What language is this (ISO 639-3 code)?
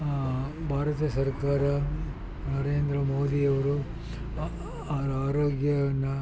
kan